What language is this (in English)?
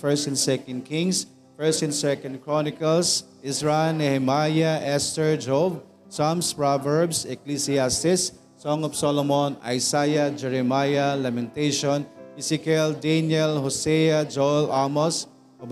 Filipino